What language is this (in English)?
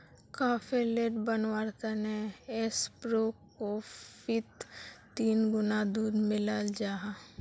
Magahi